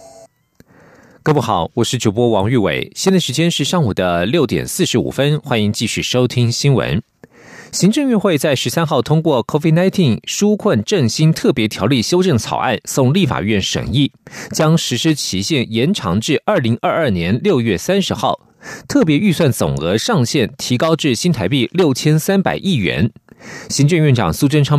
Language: Chinese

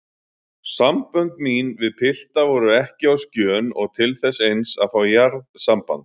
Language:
Icelandic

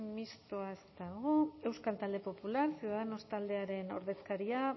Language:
Basque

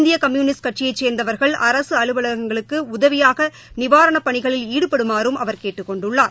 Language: Tamil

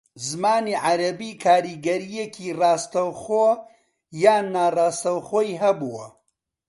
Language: Central Kurdish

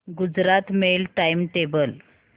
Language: Marathi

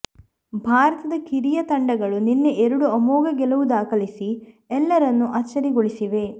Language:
Kannada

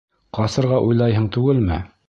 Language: Bashkir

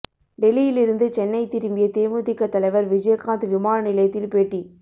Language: Tamil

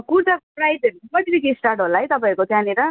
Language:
Nepali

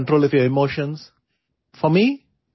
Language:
Urdu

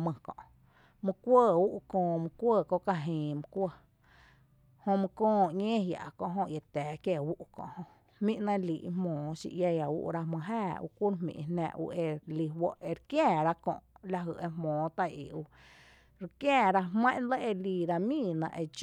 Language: Tepinapa Chinantec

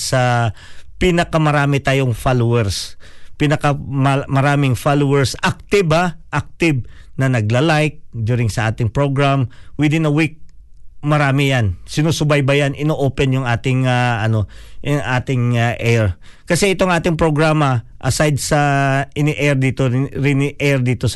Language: Filipino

